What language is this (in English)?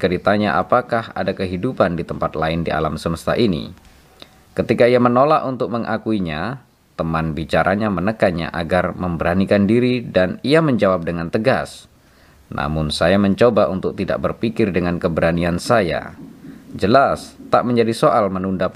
Indonesian